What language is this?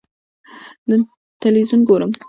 Pashto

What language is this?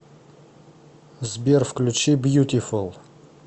Russian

